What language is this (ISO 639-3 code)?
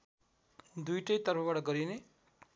nep